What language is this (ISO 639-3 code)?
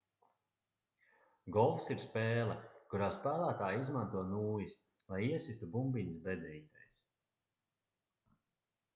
lav